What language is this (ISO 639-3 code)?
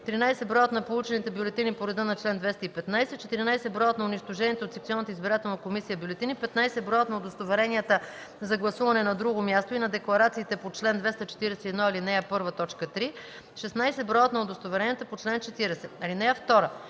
bul